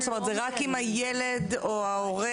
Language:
Hebrew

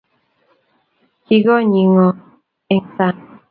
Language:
Kalenjin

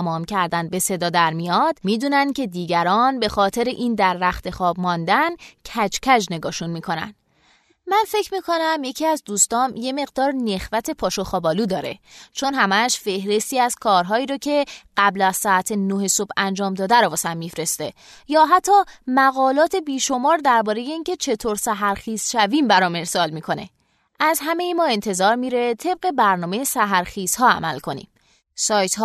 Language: Persian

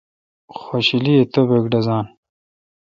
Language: Kalkoti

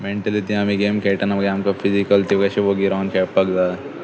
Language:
Konkani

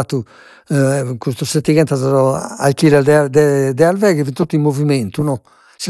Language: Sardinian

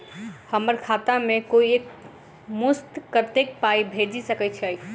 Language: Maithili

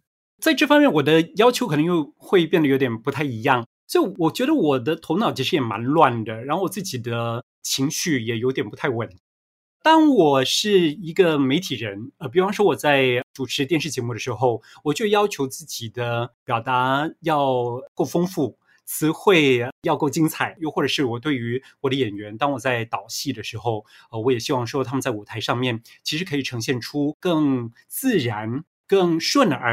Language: Chinese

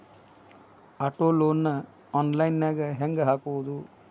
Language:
Kannada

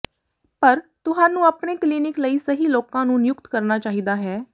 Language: Punjabi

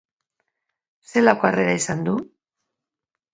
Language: Basque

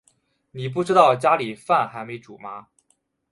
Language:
Chinese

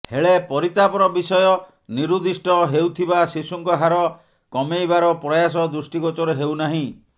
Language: Odia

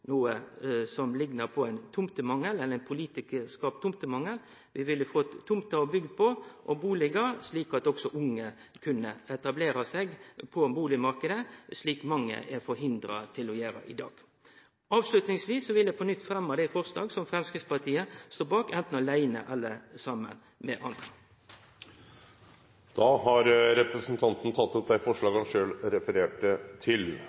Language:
Norwegian Nynorsk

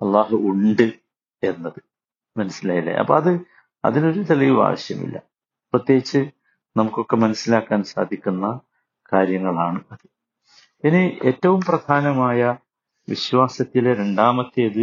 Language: Malayalam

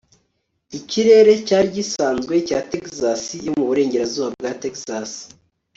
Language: Kinyarwanda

